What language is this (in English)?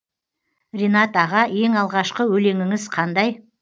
Kazakh